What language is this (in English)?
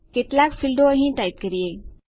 Gujarati